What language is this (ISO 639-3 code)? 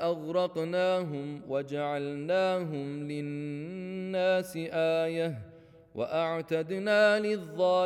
ara